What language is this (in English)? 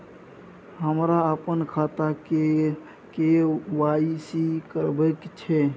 Maithili